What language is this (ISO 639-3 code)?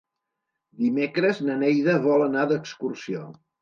cat